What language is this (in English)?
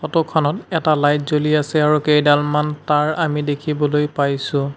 Assamese